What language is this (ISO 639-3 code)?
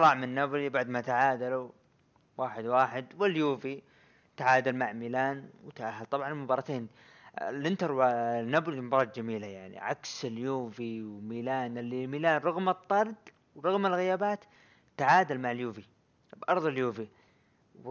ara